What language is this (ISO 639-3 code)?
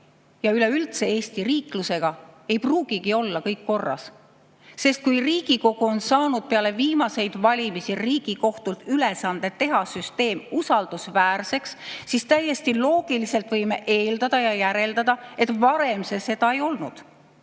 est